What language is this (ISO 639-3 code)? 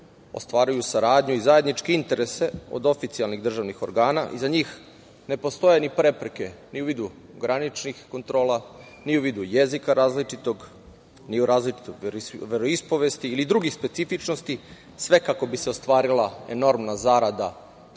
srp